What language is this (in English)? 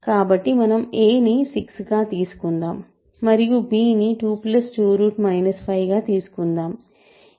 Telugu